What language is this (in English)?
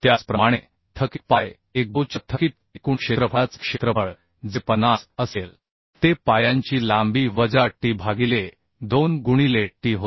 Marathi